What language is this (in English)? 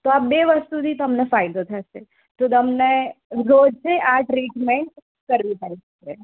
Gujarati